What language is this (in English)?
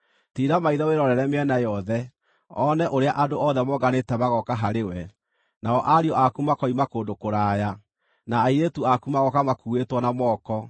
Kikuyu